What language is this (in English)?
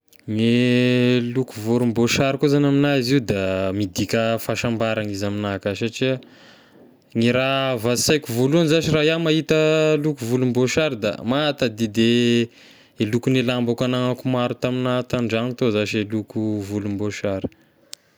Tesaka Malagasy